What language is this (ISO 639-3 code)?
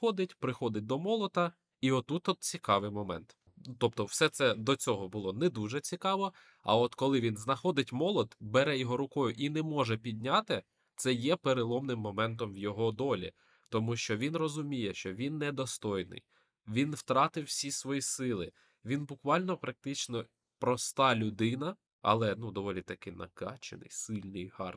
ukr